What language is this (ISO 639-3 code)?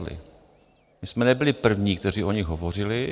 ces